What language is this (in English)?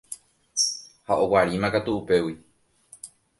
Guarani